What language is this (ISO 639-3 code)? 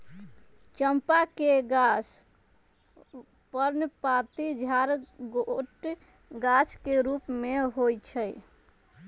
mag